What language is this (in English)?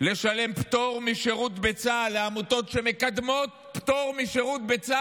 Hebrew